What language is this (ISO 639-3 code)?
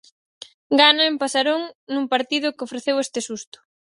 glg